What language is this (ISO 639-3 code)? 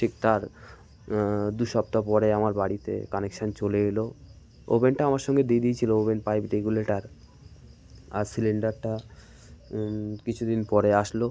ben